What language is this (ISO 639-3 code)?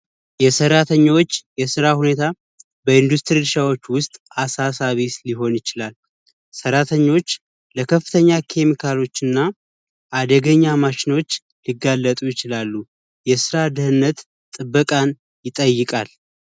amh